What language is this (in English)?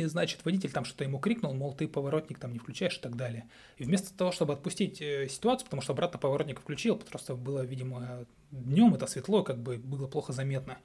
Russian